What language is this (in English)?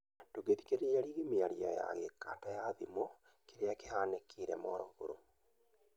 Kikuyu